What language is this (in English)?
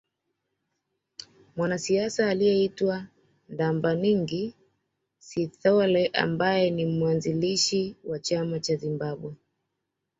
Swahili